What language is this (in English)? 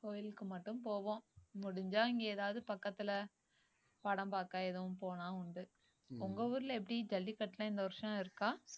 Tamil